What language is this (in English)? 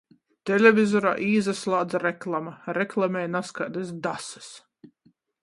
Latgalian